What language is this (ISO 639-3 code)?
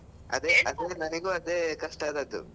kan